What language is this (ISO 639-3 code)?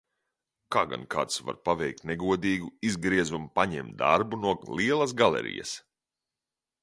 lav